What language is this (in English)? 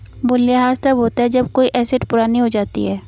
Hindi